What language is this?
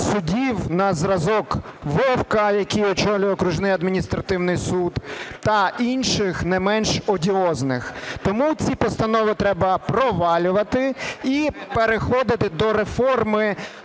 Ukrainian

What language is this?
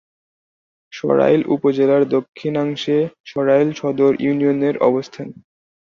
Bangla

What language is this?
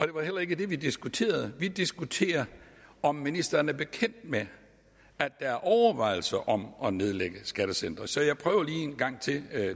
Danish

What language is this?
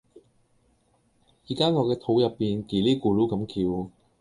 Cantonese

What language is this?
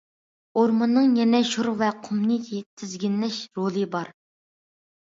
Uyghur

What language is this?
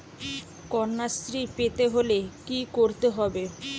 Bangla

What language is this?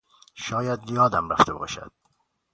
Persian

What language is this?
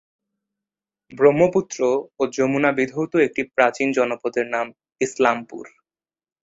Bangla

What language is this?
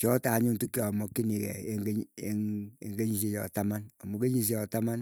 Keiyo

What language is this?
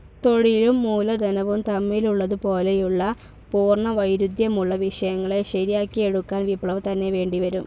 Malayalam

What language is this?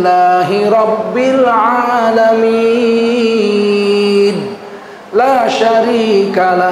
Indonesian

